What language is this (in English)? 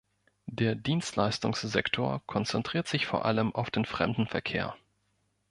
German